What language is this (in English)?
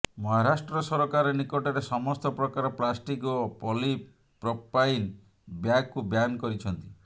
Odia